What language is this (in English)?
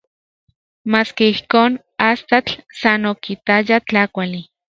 Central Puebla Nahuatl